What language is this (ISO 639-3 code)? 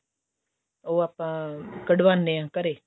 pan